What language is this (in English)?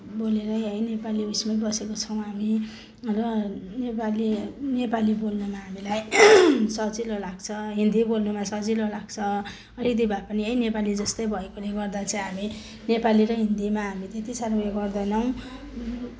Nepali